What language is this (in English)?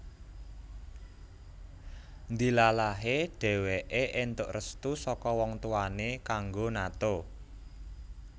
Javanese